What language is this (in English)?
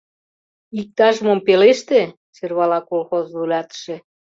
Mari